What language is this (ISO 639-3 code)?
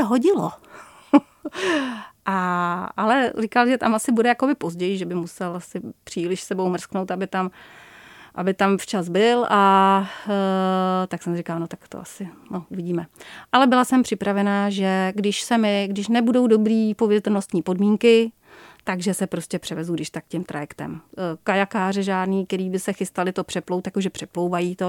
ces